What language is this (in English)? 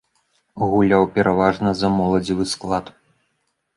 Belarusian